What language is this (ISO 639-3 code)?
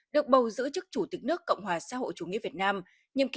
vie